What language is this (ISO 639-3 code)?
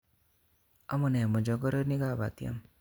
kln